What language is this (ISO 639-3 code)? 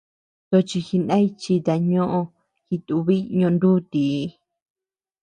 cux